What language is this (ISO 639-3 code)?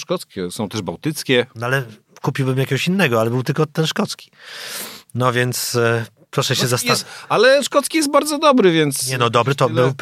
pol